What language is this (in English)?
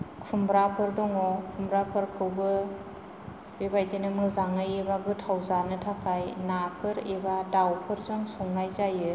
Bodo